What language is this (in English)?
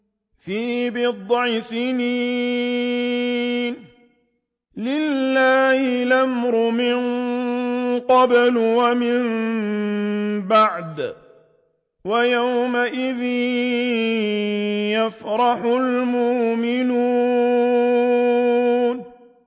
Arabic